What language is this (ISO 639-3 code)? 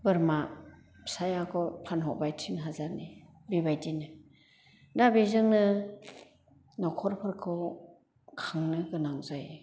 brx